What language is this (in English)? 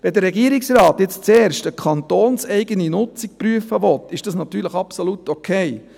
Swiss German